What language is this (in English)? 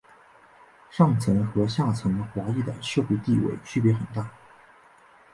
Chinese